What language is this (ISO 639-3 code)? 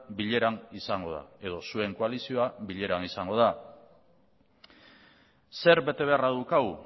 eus